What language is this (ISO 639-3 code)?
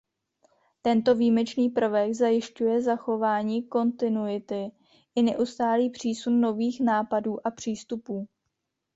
ces